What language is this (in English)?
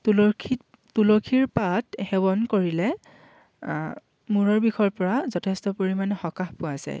Assamese